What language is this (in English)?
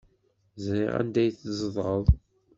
Kabyle